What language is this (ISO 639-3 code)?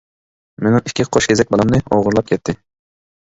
uig